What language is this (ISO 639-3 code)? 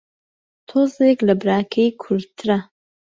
ckb